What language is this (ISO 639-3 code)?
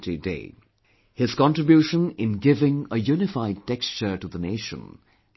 eng